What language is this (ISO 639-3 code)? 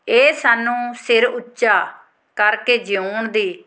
pan